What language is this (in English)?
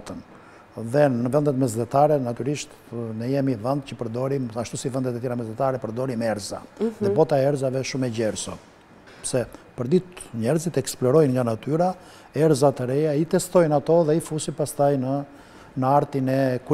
Romanian